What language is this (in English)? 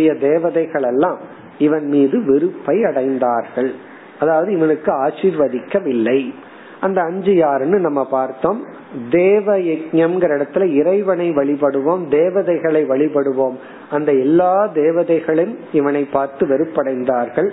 Tamil